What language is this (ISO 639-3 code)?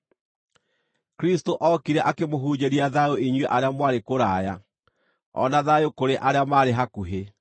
kik